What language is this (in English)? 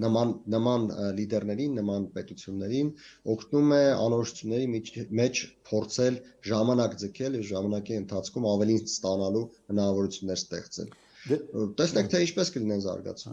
Romanian